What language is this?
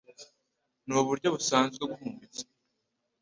Kinyarwanda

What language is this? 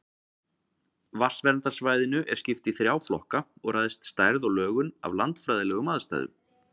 Icelandic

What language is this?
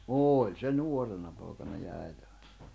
Finnish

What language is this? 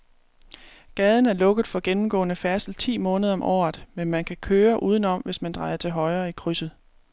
Danish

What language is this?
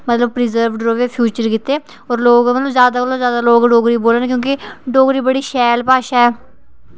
Dogri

